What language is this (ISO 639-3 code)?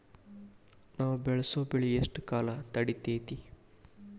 kan